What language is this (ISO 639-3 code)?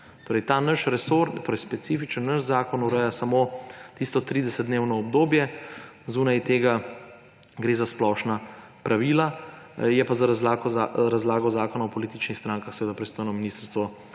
slv